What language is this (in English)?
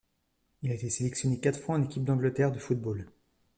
French